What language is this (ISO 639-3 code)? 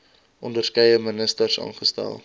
afr